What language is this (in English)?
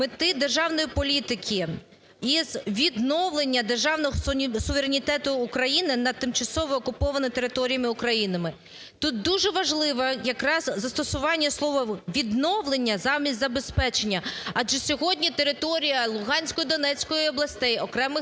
Ukrainian